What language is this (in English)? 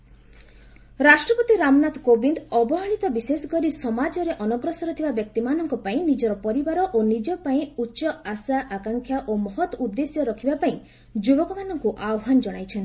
Odia